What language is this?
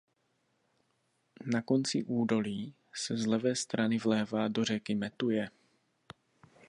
Czech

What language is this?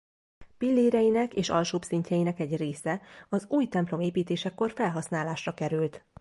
Hungarian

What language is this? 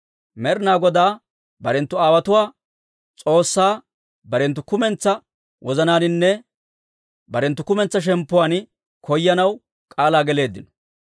Dawro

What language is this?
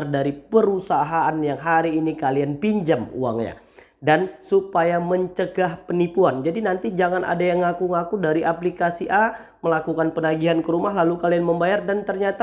Indonesian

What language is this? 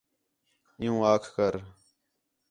Khetrani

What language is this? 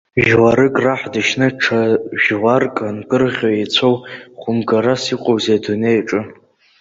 Abkhazian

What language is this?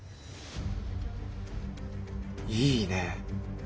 Japanese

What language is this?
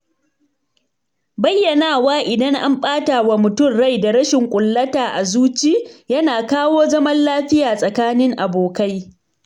Hausa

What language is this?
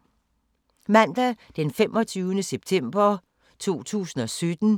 Danish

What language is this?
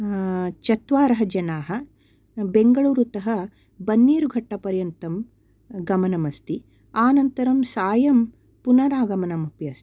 Sanskrit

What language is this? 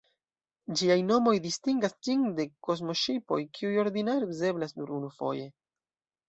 Esperanto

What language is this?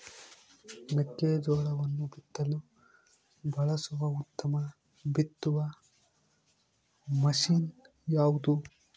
Kannada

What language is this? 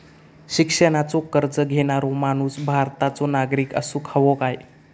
Marathi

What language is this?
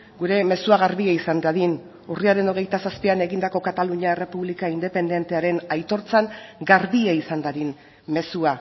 Basque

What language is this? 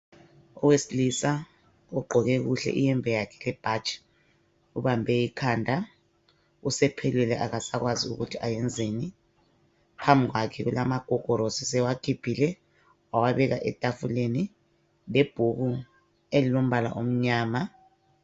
North Ndebele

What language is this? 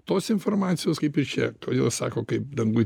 Lithuanian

